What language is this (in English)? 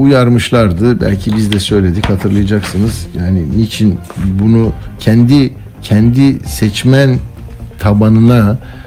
Turkish